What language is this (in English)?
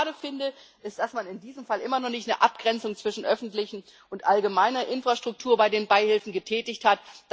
German